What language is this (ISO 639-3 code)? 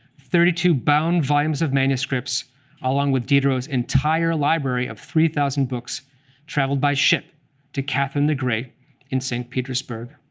eng